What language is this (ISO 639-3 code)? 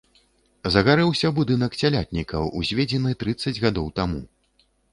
bel